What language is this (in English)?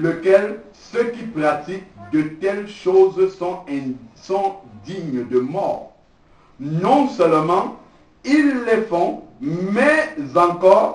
French